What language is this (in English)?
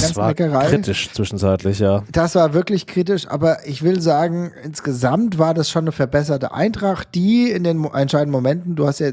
German